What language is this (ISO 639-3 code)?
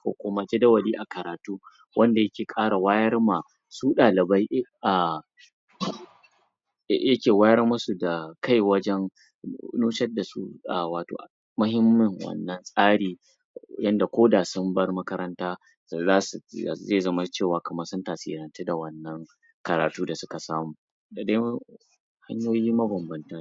hau